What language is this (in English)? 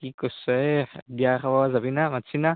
Assamese